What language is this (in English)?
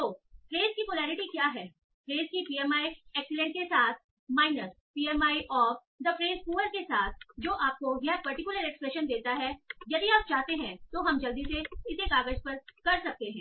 Hindi